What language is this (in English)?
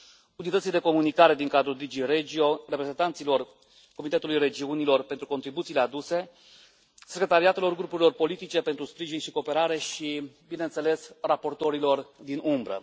Romanian